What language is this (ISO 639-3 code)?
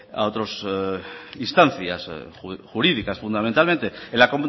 spa